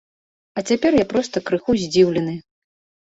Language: Belarusian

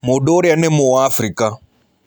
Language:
Kikuyu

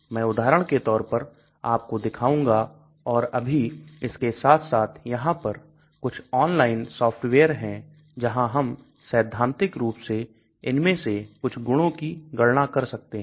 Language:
Hindi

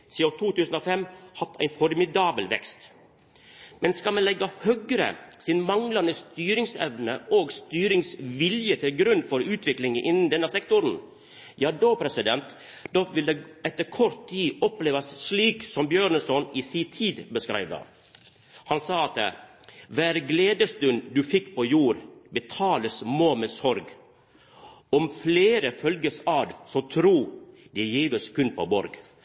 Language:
Norwegian Nynorsk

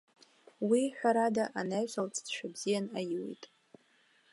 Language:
Abkhazian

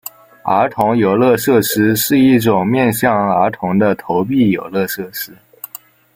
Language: Chinese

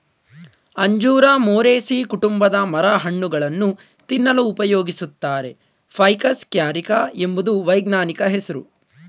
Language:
Kannada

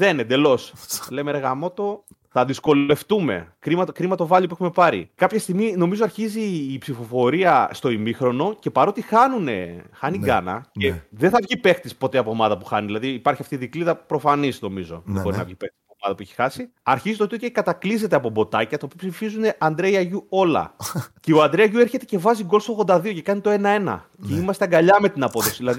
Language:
Greek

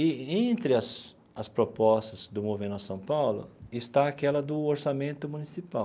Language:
Portuguese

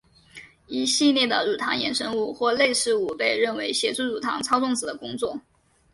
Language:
Chinese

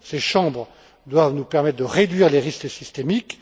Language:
French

